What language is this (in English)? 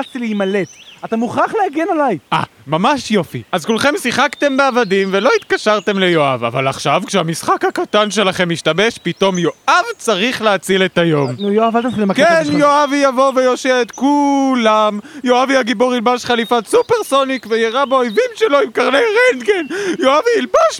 Hebrew